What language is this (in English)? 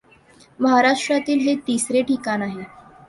Marathi